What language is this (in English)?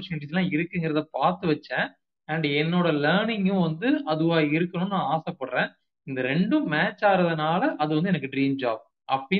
Tamil